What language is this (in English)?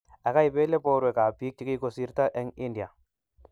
Kalenjin